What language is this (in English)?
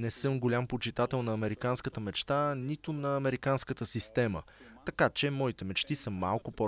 Bulgarian